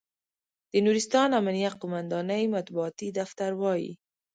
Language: Pashto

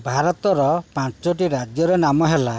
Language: Odia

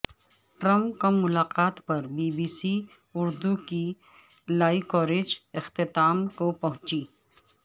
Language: Urdu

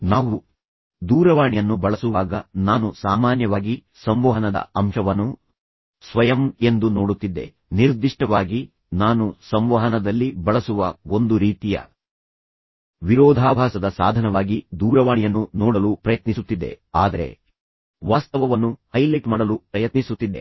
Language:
Kannada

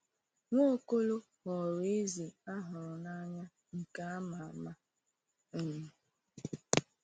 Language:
Igbo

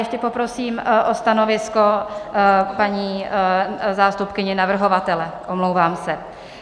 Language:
Czech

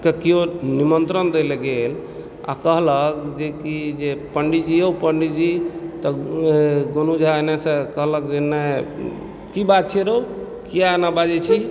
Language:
Maithili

